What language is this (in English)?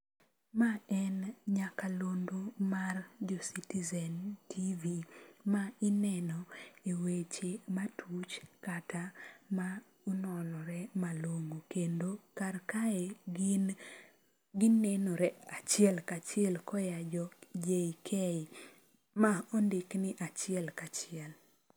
Luo (Kenya and Tanzania)